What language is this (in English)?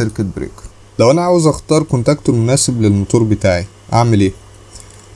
Arabic